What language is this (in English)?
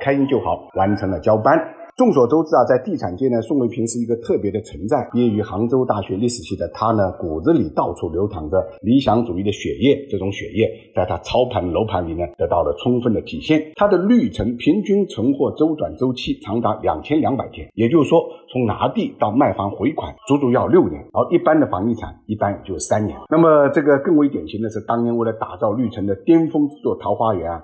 Chinese